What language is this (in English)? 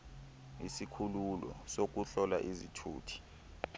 Xhosa